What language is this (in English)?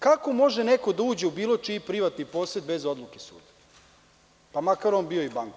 Serbian